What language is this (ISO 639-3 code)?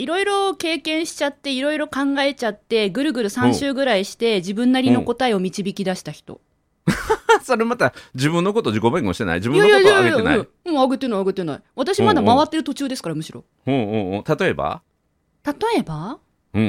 jpn